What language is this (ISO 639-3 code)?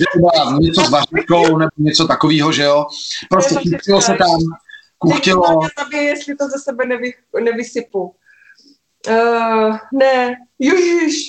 ces